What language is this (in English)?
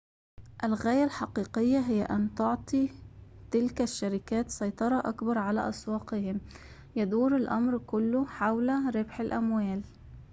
Arabic